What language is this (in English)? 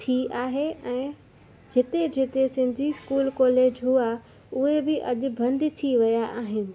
Sindhi